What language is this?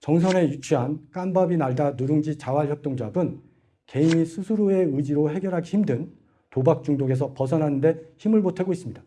Korean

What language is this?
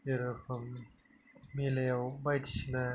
Bodo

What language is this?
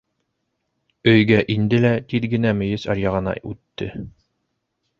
Bashkir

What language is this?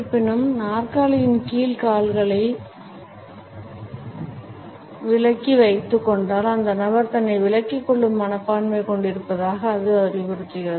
Tamil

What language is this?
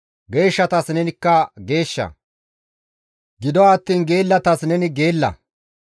Gamo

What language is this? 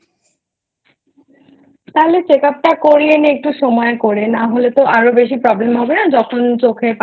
Bangla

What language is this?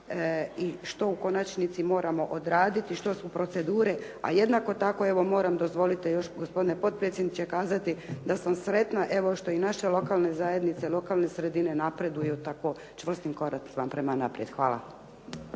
Croatian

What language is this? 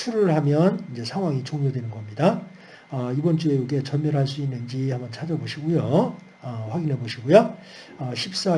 Korean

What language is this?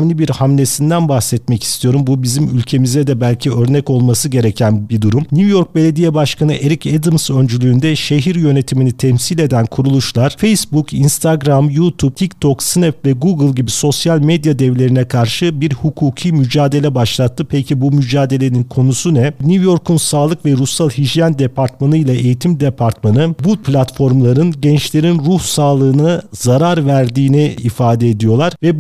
Turkish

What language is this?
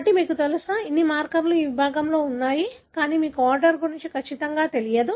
Telugu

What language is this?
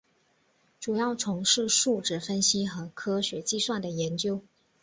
Chinese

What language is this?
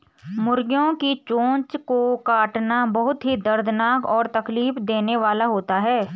Hindi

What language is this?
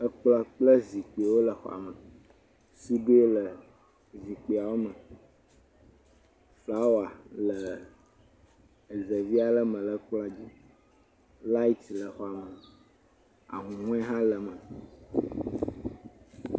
Ewe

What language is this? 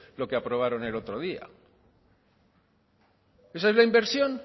Spanish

